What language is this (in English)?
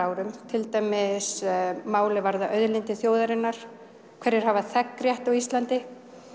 Icelandic